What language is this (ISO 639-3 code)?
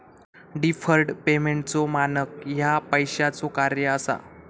mar